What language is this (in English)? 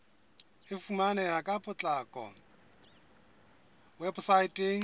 Southern Sotho